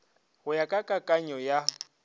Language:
Northern Sotho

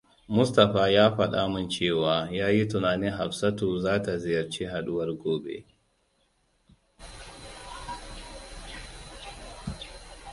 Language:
Hausa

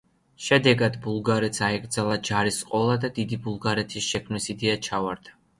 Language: Georgian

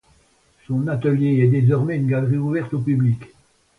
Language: French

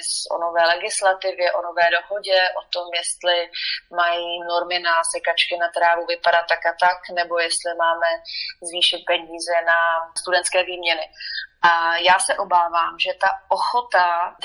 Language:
Czech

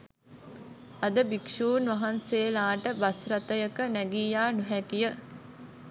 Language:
Sinhala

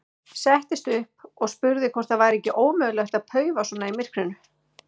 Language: Icelandic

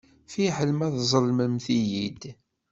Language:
Kabyle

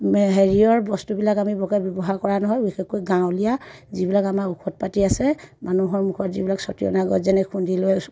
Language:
Assamese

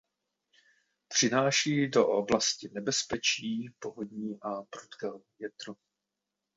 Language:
Czech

